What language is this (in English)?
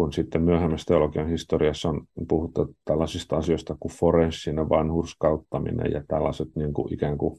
Finnish